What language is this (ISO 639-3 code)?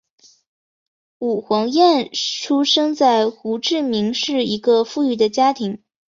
zho